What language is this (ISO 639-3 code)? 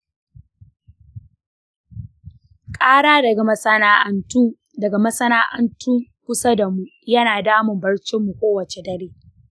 hau